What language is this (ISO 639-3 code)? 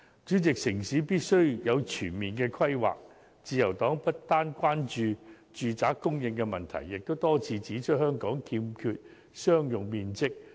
yue